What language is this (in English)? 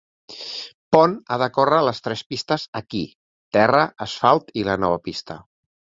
Catalan